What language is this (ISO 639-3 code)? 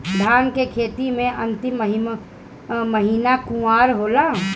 bho